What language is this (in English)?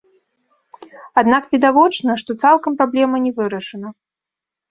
Belarusian